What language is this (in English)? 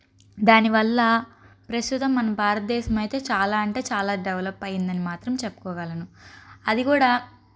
Telugu